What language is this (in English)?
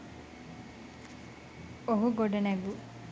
Sinhala